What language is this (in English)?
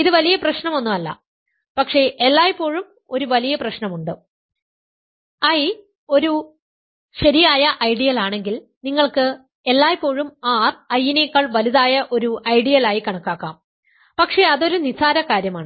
Malayalam